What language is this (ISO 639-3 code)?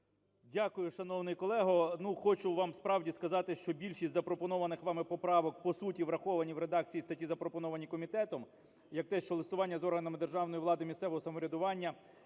ukr